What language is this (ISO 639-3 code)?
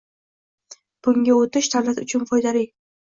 uzb